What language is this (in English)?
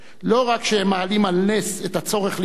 Hebrew